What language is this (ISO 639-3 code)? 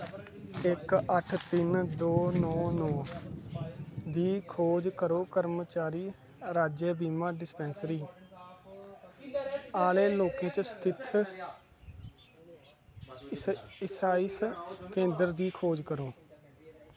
doi